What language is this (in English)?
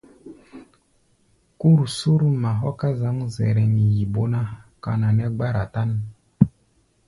Gbaya